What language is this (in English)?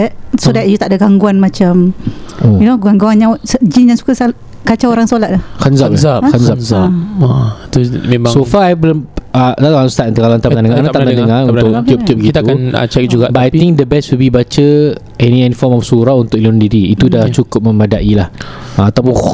Malay